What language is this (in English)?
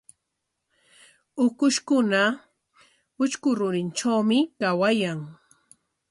Corongo Ancash Quechua